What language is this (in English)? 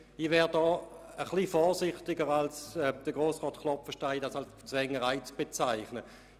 Swiss German